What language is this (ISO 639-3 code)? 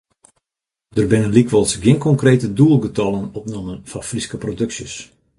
fry